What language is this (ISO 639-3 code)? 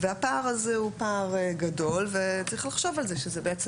heb